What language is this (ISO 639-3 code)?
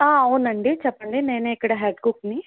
tel